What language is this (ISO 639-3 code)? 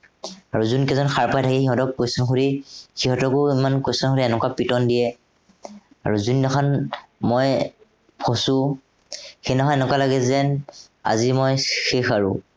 asm